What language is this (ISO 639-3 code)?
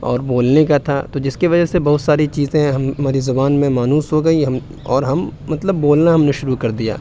urd